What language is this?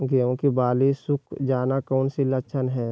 Magahi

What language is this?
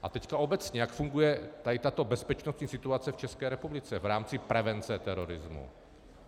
Czech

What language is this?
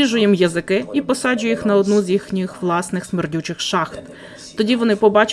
Ukrainian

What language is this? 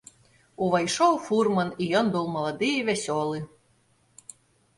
Belarusian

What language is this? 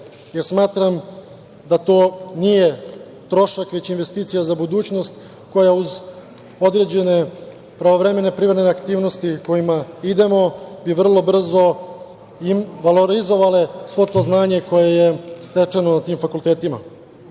Serbian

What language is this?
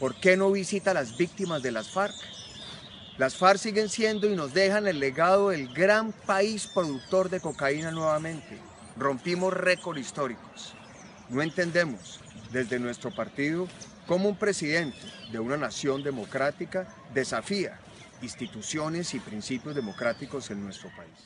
Spanish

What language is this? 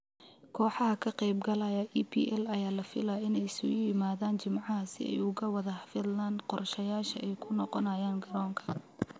Somali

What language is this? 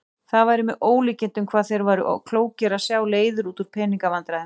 Icelandic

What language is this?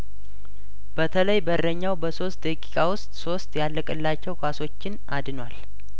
Amharic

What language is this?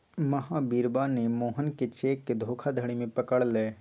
Magahi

